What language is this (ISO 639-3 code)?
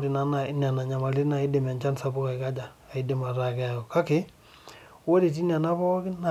mas